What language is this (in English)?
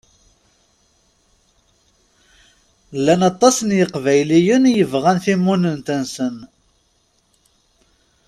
Kabyle